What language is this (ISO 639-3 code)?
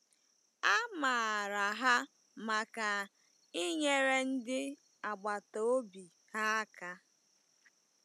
ibo